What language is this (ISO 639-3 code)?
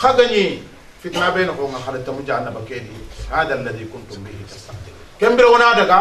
ara